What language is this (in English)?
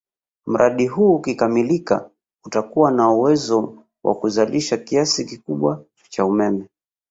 Swahili